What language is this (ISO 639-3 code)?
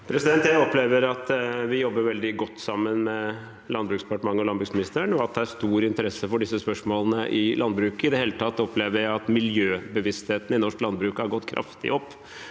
nor